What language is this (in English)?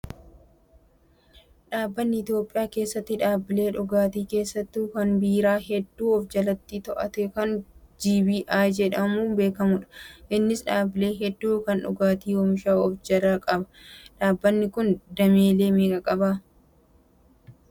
Oromo